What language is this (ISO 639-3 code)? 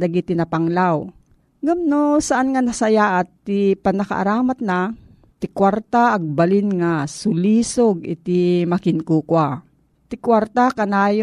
fil